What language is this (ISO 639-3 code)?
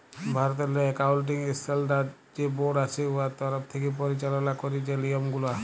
ben